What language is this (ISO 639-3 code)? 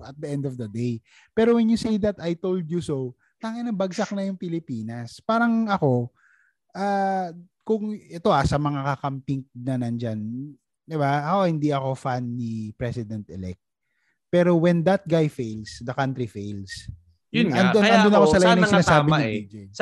fil